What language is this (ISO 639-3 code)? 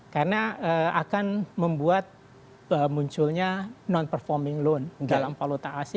ind